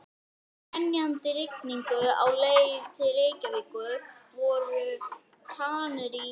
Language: Icelandic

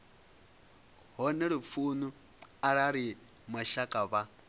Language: Venda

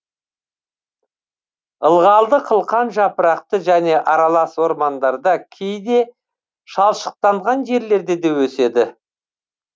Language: Kazakh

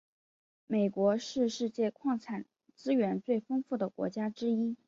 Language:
Chinese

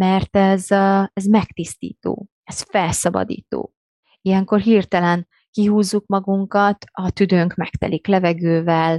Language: Hungarian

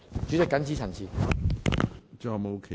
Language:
Cantonese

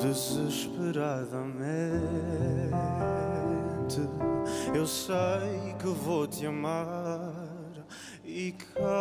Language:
Romanian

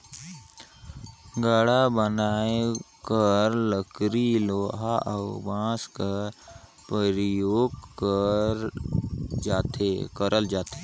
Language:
Chhattisgarhi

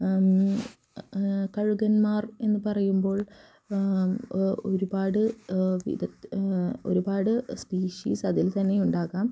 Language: Malayalam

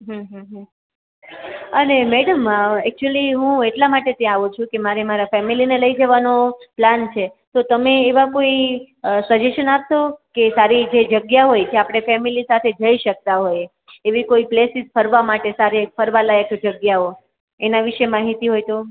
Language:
Gujarati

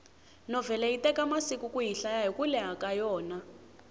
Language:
Tsonga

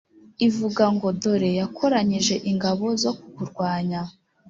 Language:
Kinyarwanda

